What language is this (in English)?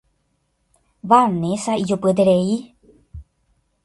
Guarani